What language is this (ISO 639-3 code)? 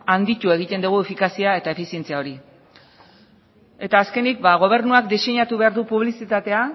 eus